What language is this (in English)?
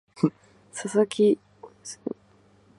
Japanese